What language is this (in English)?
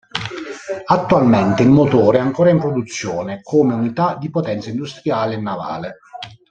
Italian